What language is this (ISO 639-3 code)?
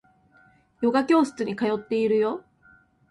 jpn